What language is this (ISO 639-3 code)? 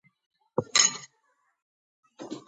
kat